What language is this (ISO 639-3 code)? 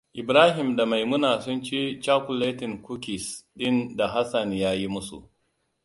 hau